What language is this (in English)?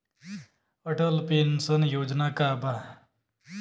Bhojpuri